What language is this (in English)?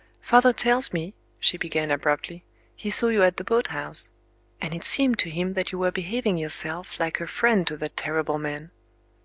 English